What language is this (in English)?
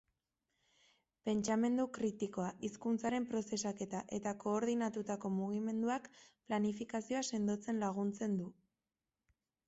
Basque